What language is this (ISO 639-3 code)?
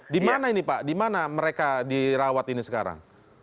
ind